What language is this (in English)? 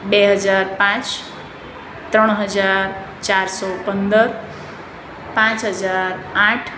Gujarati